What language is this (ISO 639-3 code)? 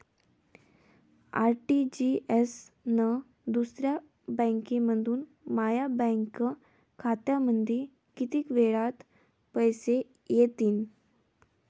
mar